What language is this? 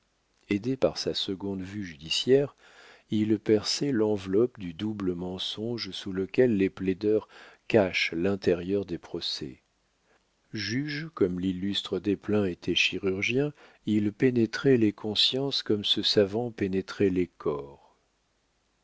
French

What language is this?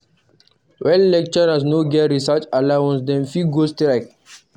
Nigerian Pidgin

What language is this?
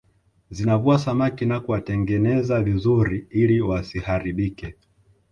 Swahili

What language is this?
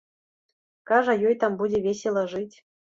Belarusian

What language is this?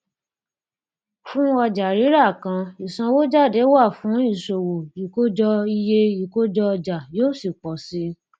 Yoruba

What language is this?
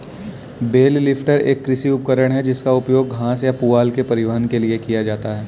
Hindi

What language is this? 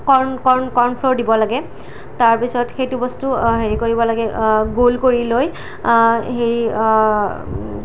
Assamese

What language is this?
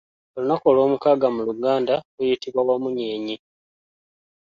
Ganda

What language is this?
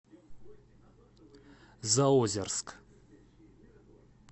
Russian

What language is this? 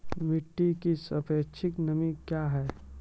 Maithili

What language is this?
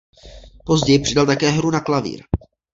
Czech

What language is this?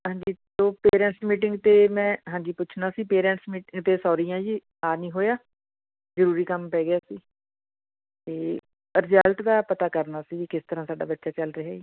Punjabi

